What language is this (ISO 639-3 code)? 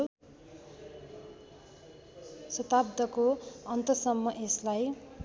nep